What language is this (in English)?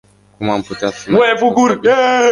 Romanian